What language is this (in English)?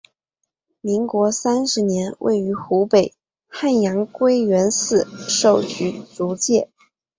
Chinese